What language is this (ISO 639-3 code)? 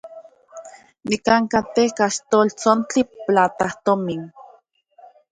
ncx